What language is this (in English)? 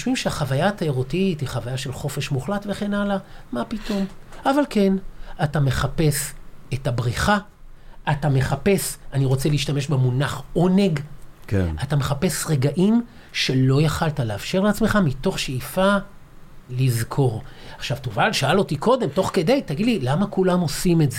Hebrew